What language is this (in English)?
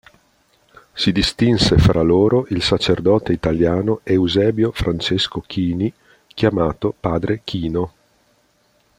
Italian